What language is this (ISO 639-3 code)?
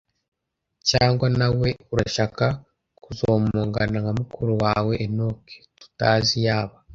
kin